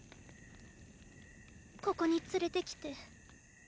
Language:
Japanese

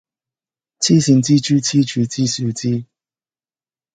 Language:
Cantonese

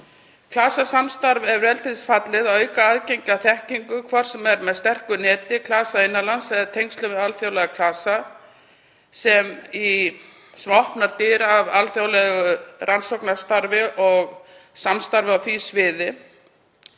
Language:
Icelandic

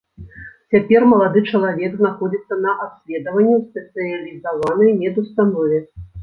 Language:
Belarusian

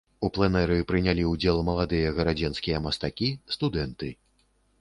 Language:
Belarusian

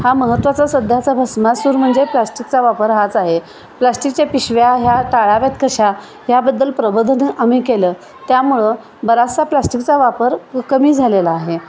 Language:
Marathi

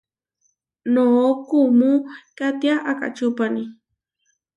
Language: Huarijio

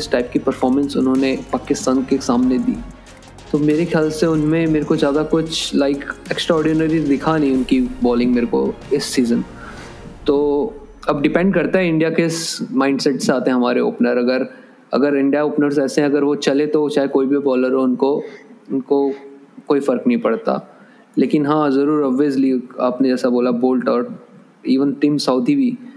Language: Hindi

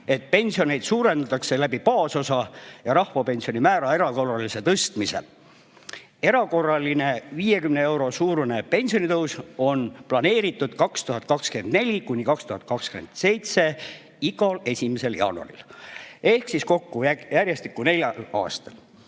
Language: Estonian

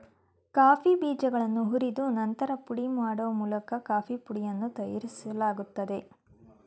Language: Kannada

